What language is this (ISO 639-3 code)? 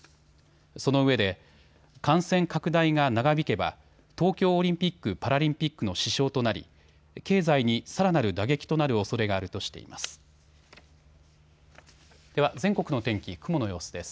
jpn